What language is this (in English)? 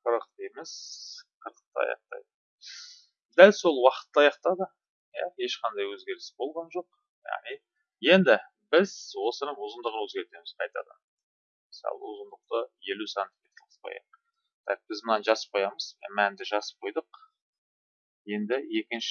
Russian